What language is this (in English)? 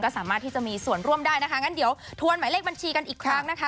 Thai